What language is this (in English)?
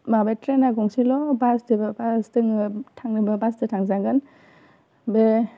Bodo